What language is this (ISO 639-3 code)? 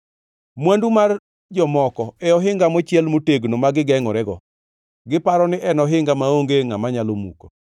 luo